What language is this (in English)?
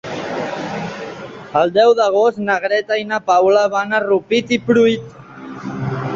Catalan